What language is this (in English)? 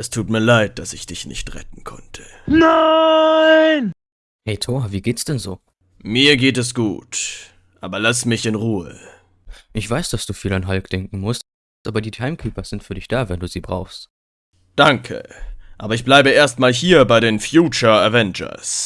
German